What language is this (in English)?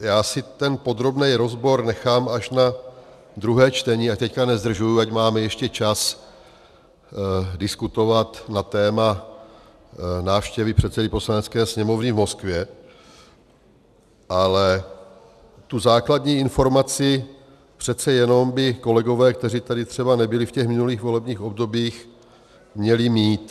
Czech